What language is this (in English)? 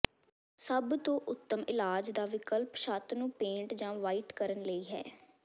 Punjabi